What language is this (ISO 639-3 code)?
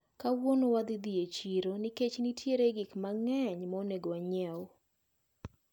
luo